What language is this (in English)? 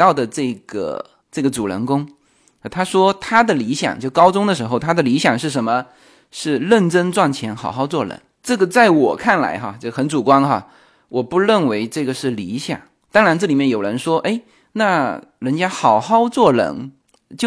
Chinese